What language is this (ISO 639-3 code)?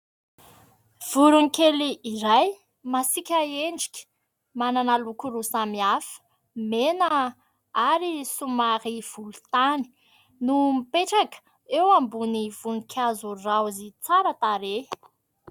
mlg